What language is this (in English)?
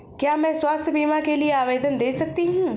Hindi